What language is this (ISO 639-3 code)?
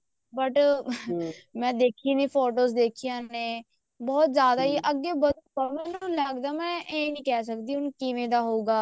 pan